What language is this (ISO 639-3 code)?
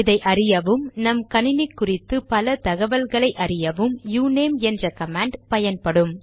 tam